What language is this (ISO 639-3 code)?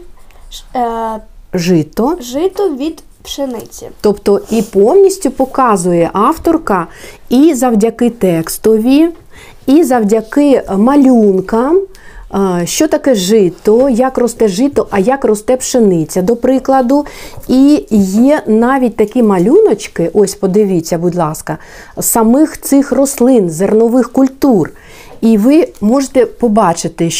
ukr